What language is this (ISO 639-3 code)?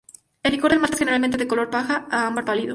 spa